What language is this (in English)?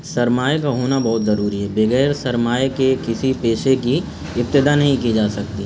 Urdu